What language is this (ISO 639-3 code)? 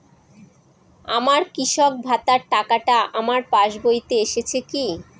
ben